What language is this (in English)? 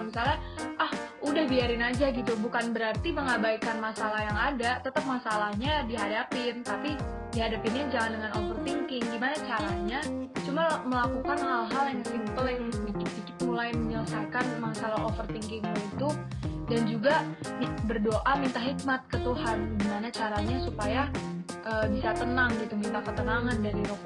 Indonesian